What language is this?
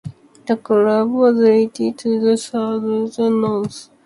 English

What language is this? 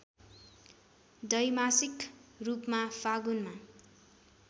Nepali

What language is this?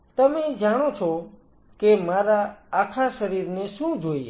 Gujarati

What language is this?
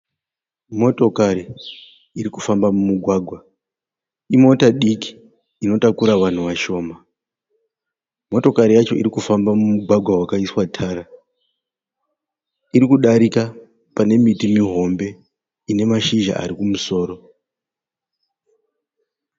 Shona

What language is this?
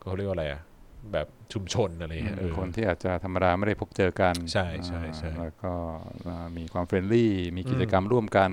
Thai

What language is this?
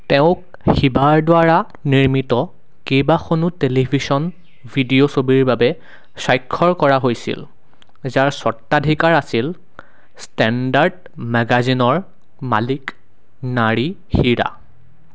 Assamese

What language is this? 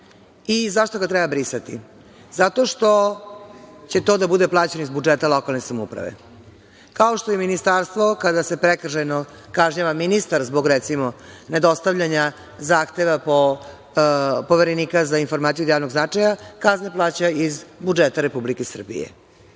Serbian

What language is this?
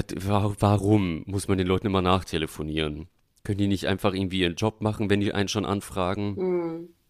German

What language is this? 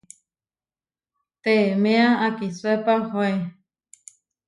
Huarijio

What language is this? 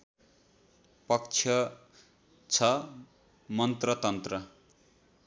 Nepali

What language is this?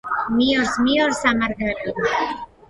Georgian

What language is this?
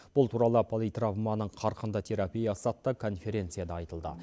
Kazakh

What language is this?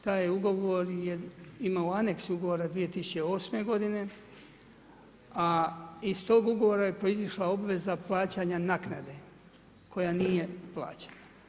Croatian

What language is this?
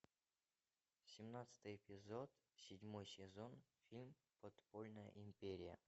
Russian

